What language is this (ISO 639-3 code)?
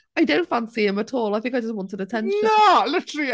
cym